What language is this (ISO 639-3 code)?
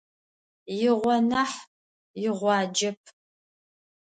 ady